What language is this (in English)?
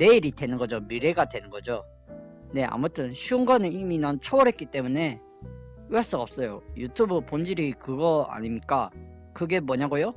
Korean